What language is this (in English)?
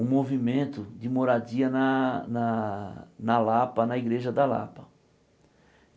Portuguese